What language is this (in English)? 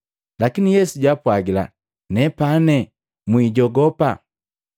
Matengo